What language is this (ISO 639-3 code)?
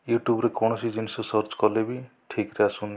ori